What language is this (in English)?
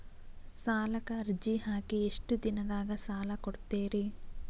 Kannada